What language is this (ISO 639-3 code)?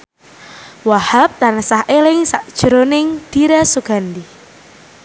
jav